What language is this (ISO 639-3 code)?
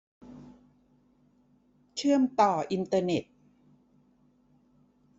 tha